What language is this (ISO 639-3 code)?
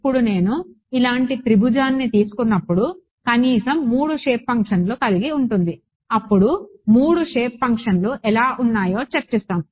tel